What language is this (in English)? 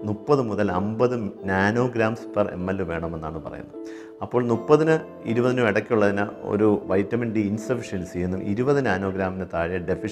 Malayalam